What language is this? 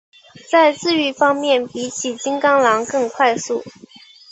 Chinese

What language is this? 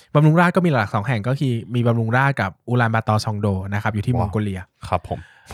Thai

